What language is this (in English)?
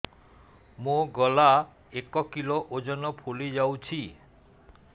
Odia